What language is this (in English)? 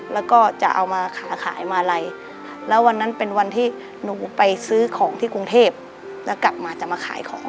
Thai